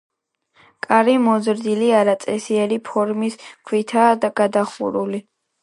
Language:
Georgian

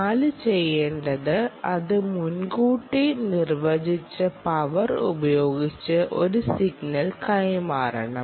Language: Malayalam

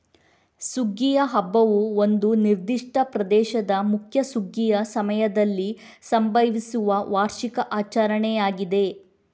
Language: Kannada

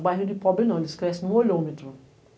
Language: Portuguese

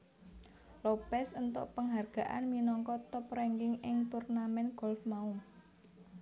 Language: Javanese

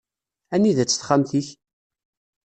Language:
Kabyle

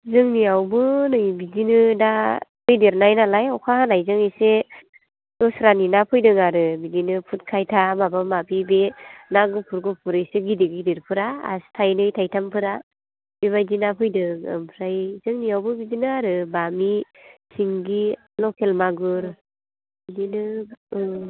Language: Bodo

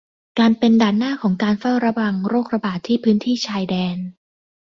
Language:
Thai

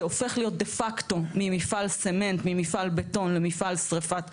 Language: Hebrew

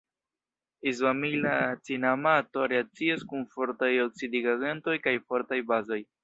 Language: Esperanto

